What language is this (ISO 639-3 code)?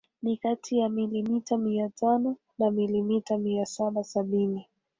swa